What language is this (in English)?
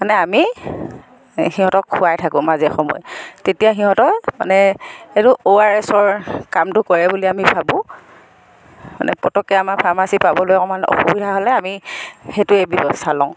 Assamese